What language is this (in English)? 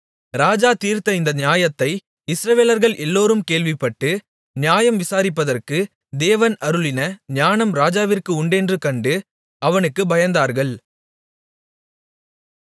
Tamil